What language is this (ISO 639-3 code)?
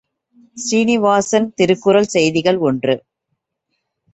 tam